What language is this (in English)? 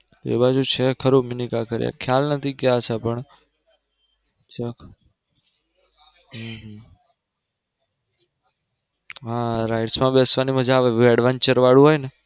Gujarati